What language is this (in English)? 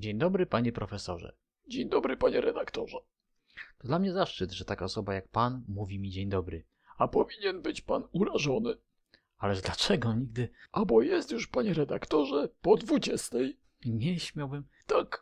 Polish